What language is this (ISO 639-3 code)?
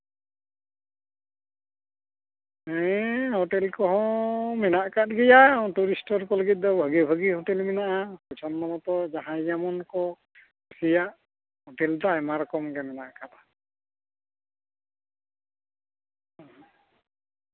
sat